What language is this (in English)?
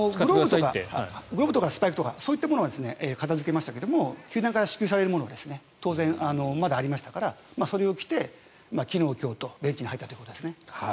Japanese